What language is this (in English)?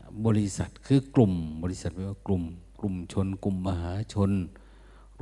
Thai